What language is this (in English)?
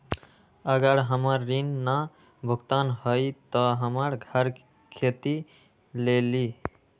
Magahi